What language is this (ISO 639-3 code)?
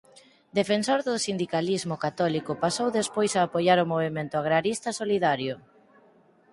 glg